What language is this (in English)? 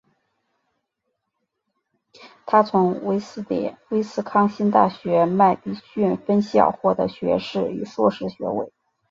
Chinese